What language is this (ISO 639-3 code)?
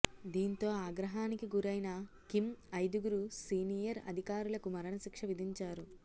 tel